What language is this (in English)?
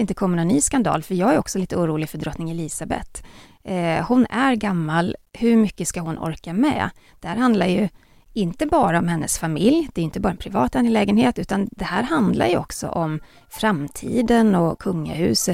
Swedish